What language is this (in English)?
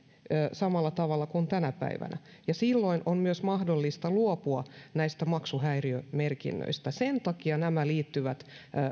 Finnish